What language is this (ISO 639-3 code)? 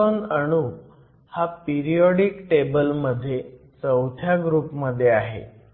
mar